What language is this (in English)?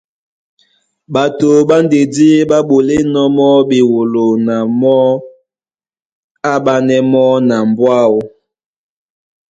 Duala